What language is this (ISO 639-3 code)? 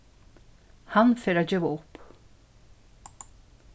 fao